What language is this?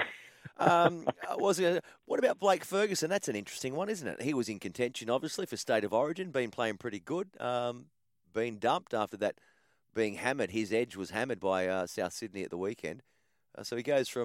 English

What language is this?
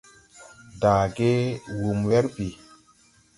Tupuri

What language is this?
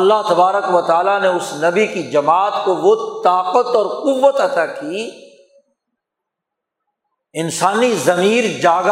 Urdu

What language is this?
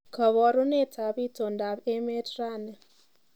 Kalenjin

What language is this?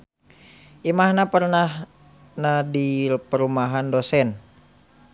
Sundanese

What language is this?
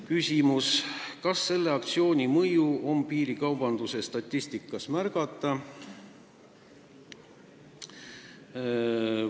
Estonian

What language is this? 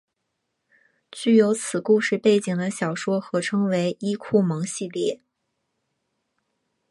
Chinese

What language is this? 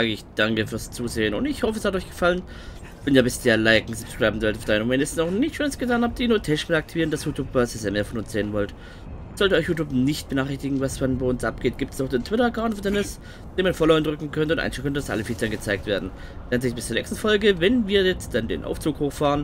German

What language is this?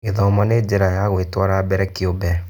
Kikuyu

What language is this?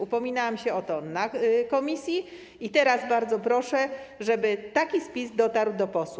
Polish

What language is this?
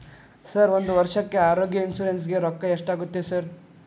Kannada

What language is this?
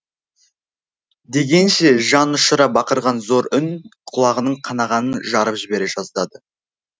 Kazakh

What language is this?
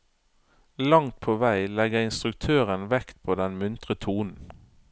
Norwegian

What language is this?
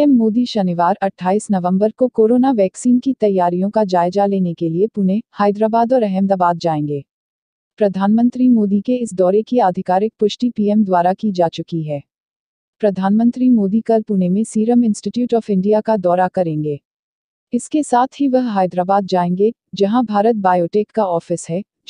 Hindi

